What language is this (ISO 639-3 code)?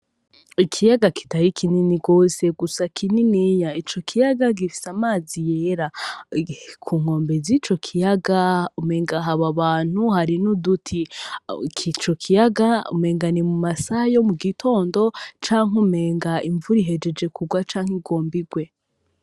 run